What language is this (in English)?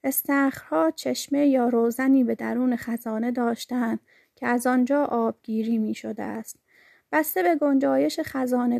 Persian